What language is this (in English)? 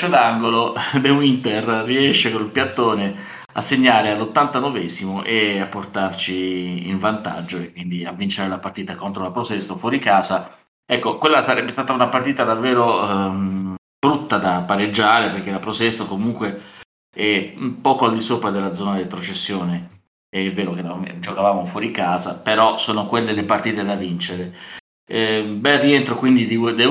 Italian